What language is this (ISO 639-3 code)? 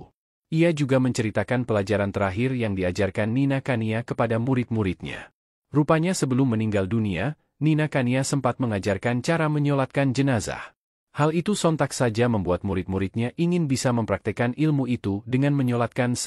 ind